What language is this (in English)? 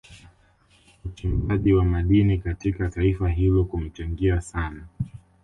Swahili